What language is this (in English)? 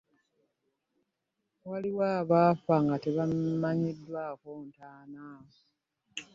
Ganda